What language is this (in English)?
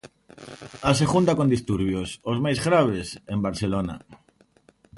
Galician